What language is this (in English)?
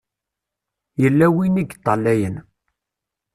Kabyle